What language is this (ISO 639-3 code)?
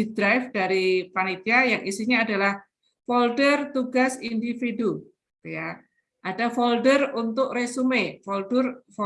ind